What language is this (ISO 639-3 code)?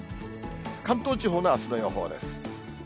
jpn